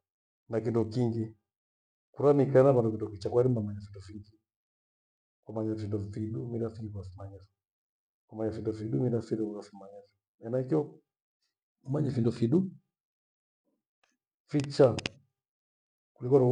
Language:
Gweno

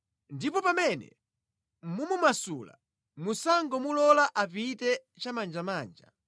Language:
Nyanja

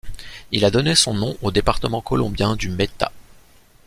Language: French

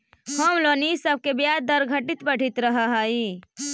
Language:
Magahi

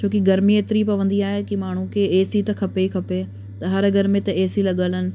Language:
Sindhi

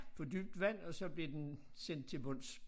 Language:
Danish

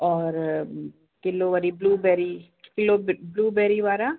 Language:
Sindhi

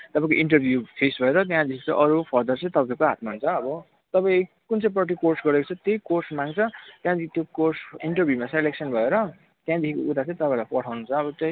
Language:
Nepali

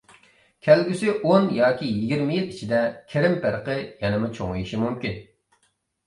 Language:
Uyghur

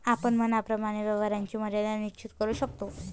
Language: Marathi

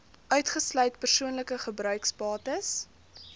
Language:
Afrikaans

